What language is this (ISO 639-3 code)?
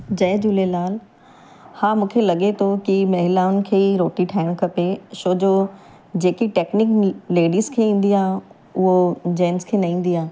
snd